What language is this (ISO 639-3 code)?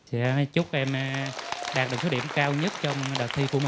vie